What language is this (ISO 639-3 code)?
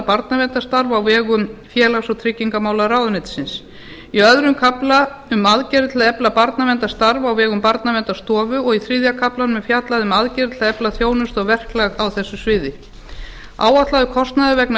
isl